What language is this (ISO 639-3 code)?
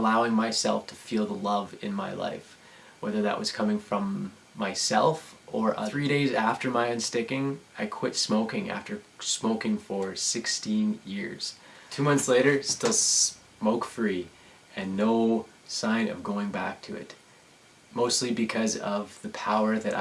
eng